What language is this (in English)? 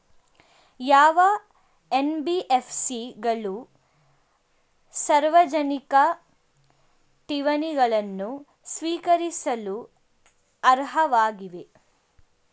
Kannada